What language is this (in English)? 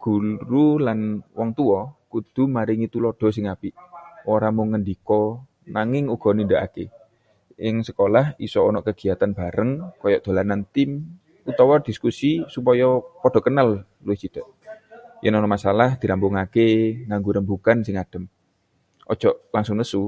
Javanese